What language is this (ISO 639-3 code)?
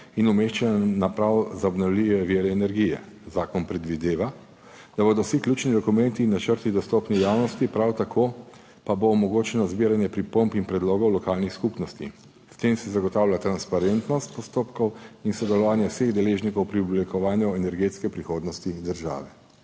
slv